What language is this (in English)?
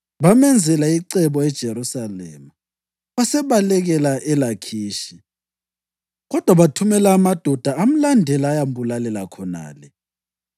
North Ndebele